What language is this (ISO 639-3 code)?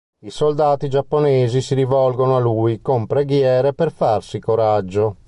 ita